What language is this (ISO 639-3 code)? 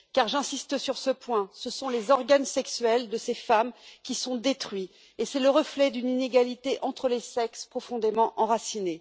fra